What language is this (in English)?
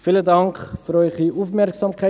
Swiss German